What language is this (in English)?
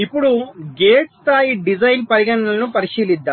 Telugu